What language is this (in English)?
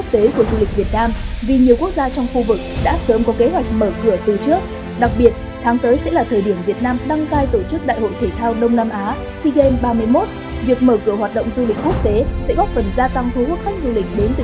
Vietnamese